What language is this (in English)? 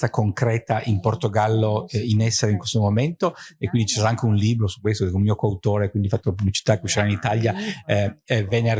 Italian